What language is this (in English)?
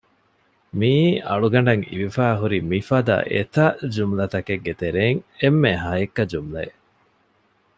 Divehi